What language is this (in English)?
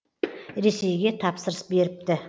Kazakh